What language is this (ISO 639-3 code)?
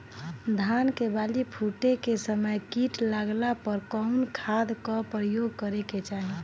bho